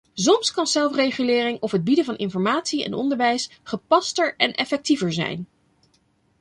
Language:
Dutch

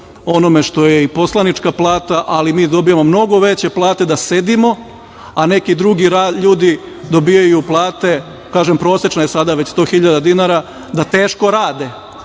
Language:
Serbian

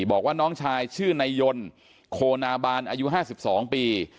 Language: Thai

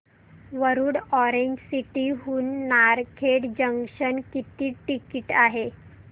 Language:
Marathi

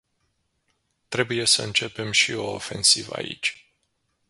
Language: Romanian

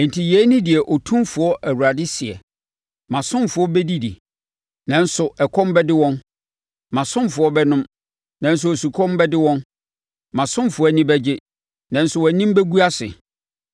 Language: Akan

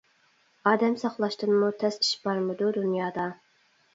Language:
Uyghur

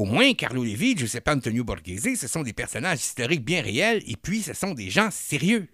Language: French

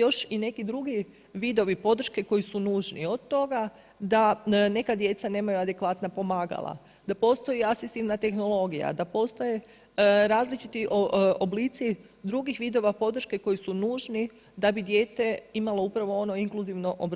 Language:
Croatian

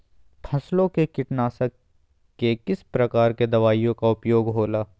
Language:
Magahi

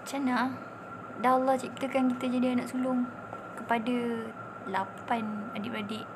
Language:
Malay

